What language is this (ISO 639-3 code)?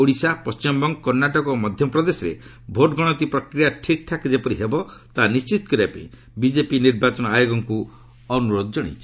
ori